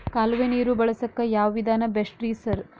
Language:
Kannada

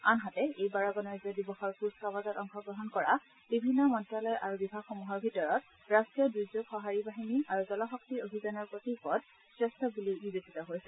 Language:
Assamese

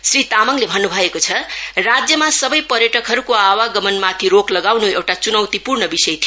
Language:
Nepali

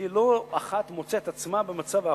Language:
Hebrew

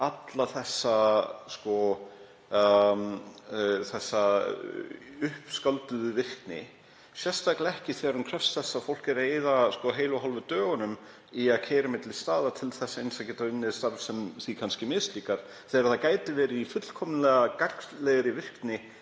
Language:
Icelandic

